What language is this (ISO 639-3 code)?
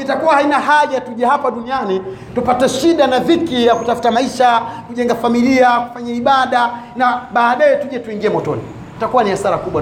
swa